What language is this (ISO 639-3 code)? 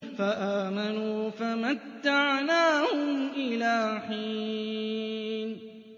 ara